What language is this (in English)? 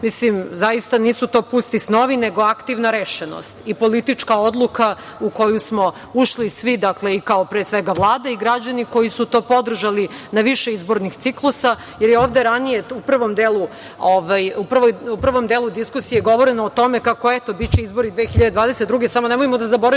Serbian